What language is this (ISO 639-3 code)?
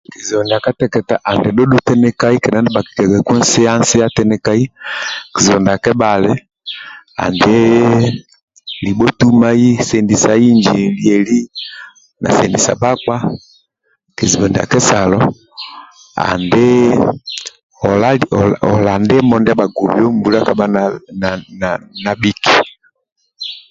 rwm